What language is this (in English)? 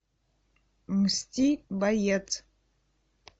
Russian